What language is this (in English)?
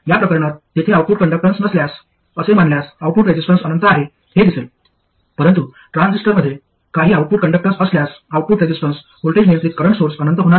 Marathi